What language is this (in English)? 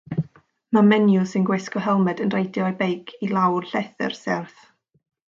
Welsh